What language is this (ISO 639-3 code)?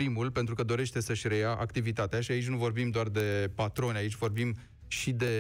ron